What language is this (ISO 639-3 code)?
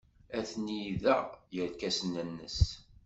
kab